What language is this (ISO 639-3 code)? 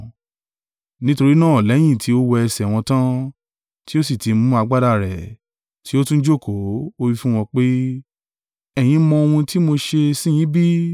yor